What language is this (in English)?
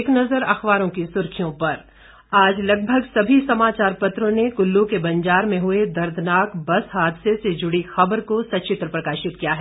Hindi